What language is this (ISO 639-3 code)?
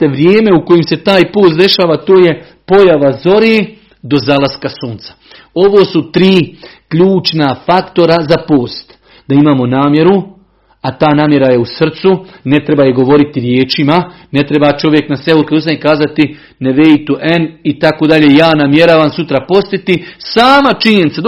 hrv